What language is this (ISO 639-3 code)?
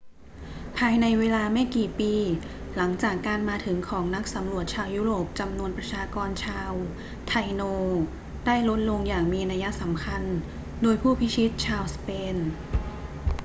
tha